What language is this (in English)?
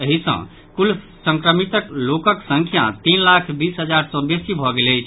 Maithili